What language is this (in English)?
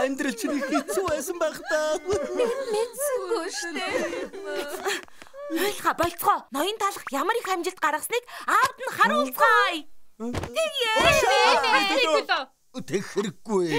Turkish